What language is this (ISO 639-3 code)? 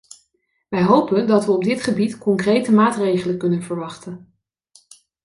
nld